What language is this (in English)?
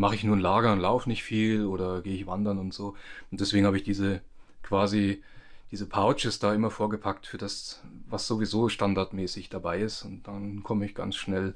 German